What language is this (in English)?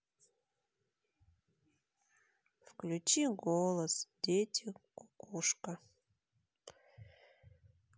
Russian